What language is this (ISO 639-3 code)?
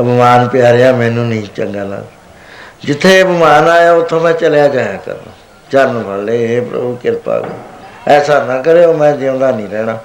pan